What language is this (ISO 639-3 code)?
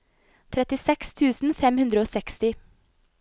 nor